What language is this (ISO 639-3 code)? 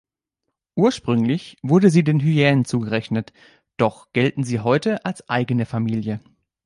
deu